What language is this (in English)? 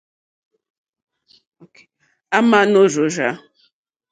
Mokpwe